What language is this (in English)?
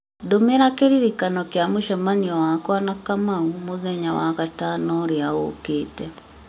Kikuyu